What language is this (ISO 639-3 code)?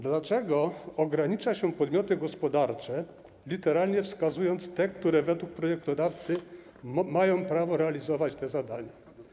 pol